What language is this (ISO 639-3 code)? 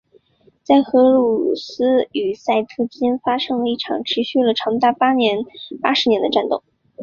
zho